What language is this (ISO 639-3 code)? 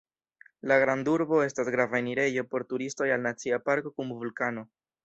epo